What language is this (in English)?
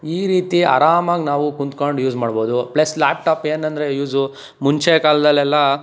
Kannada